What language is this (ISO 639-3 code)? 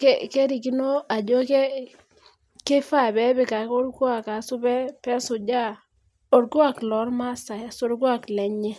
mas